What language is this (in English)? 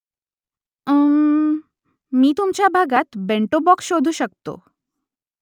Marathi